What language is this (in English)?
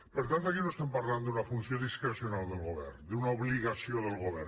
Catalan